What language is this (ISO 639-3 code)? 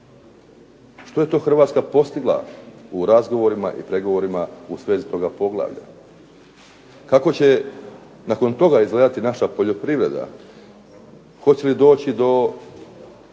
hrv